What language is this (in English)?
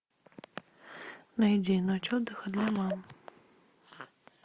Russian